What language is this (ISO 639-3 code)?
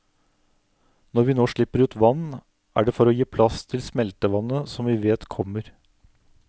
nor